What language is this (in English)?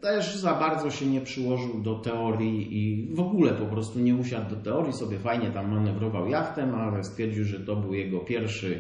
Polish